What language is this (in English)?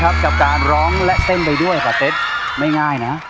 Thai